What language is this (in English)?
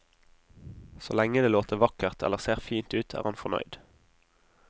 Norwegian